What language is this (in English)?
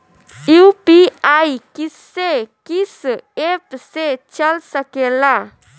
Bhojpuri